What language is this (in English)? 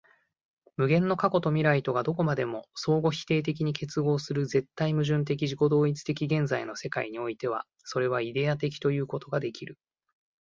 Japanese